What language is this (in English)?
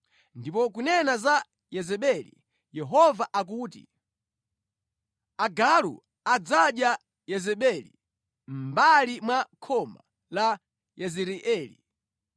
Nyanja